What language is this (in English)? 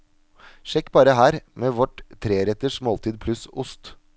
Norwegian